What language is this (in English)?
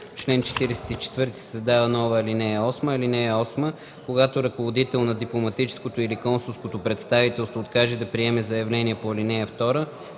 Bulgarian